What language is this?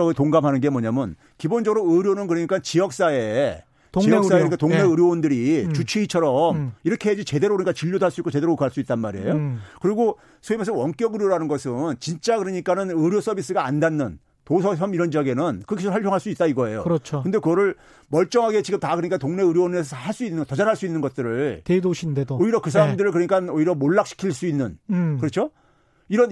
Korean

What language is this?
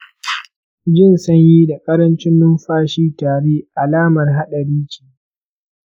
Hausa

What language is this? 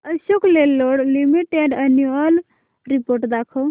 Marathi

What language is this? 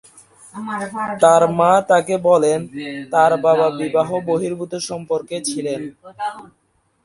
Bangla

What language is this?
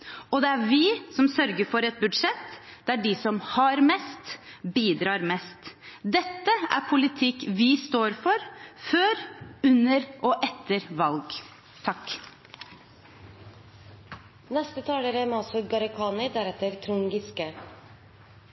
Norwegian Bokmål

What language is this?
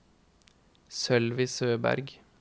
Norwegian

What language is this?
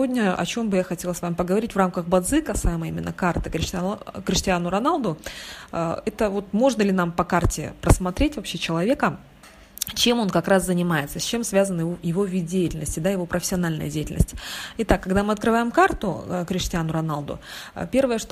Russian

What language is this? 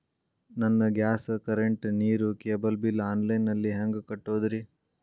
Kannada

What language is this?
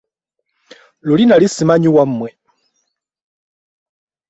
Ganda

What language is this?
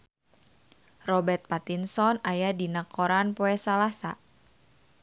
Sundanese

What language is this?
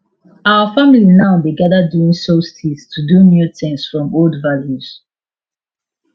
Nigerian Pidgin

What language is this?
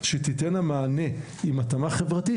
Hebrew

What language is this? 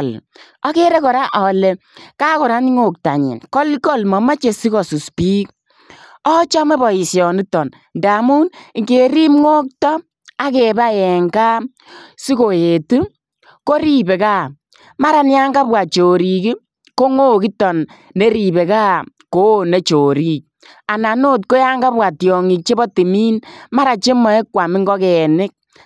Kalenjin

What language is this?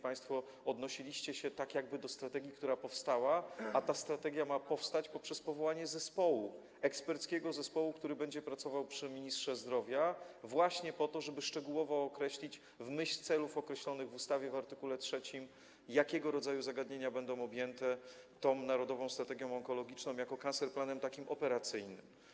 Polish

